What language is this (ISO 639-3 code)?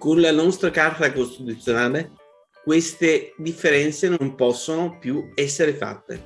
ita